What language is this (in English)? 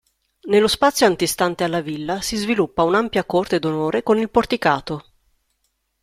Italian